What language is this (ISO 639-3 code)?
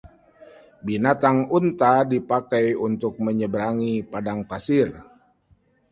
ind